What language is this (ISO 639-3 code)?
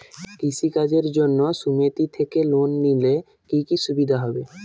ben